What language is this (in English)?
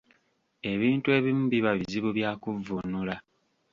Ganda